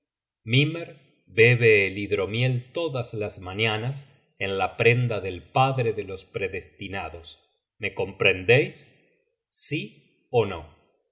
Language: Spanish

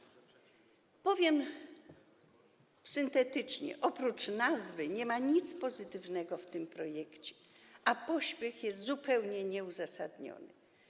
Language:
Polish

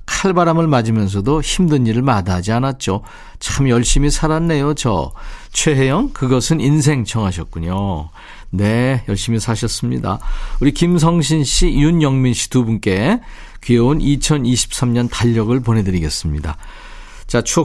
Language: Korean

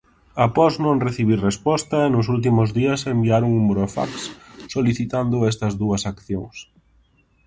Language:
Galician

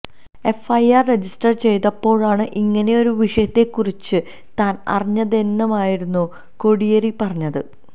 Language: Malayalam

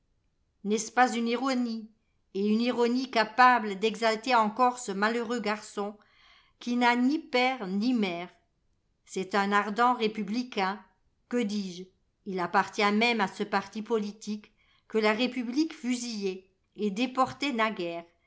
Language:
French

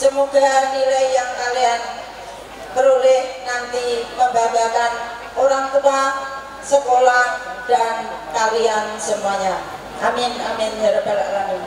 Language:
Indonesian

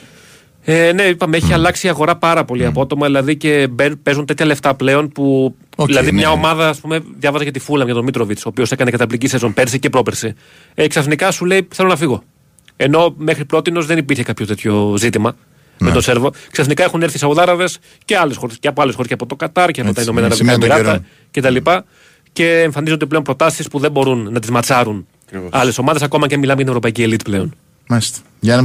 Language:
Greek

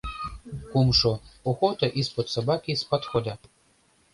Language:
Mari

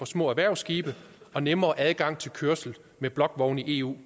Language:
Danish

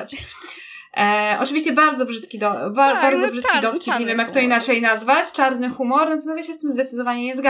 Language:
Polish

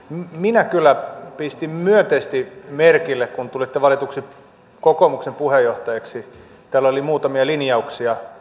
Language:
Finnish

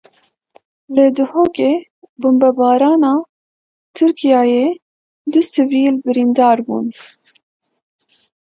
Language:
Kurdish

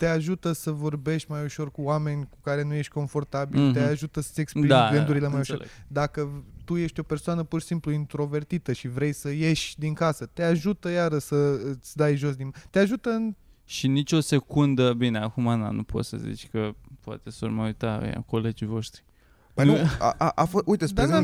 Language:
Romanian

